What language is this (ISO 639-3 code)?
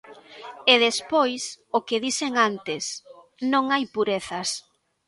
glg